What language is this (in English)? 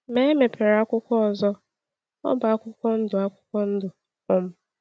Igbo